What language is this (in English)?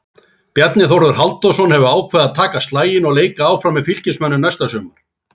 Icelandic